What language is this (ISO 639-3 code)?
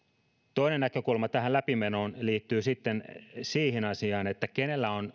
fin